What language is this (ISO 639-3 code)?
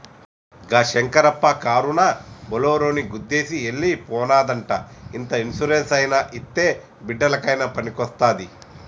tel